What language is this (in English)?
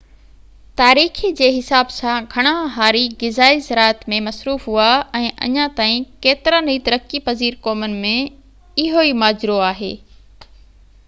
Sindhi